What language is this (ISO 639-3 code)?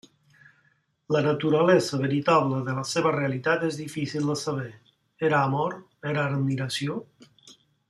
cat